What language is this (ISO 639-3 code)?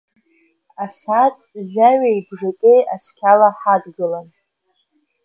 abk